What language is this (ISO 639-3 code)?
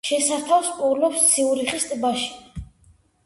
kat